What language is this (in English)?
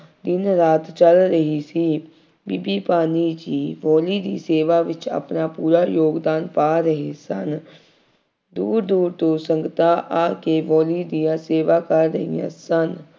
Punjabi